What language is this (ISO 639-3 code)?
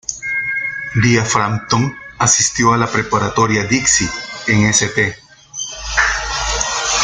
spa